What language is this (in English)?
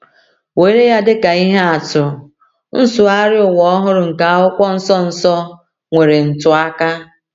Igbo